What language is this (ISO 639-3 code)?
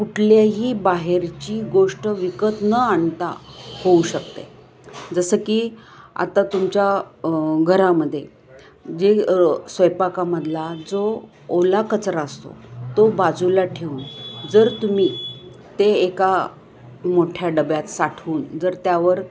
mar